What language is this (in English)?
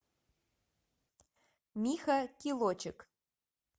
Russian